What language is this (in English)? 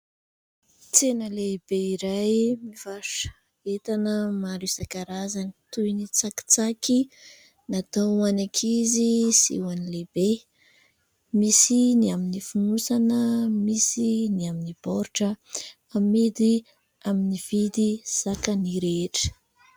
Malagasy